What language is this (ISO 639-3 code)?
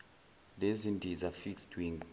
zul